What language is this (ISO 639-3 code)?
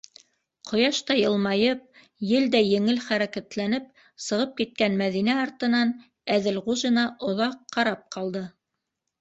bak